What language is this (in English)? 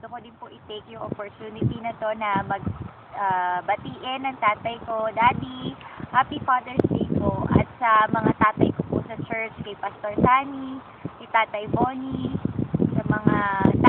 Filipino